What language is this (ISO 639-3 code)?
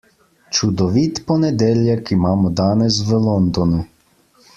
slv